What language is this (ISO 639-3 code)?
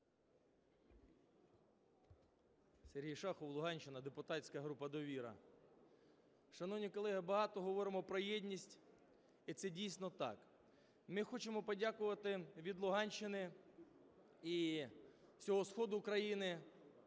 ukr